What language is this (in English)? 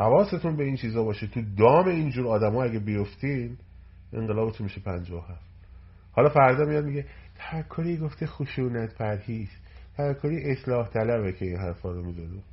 Persian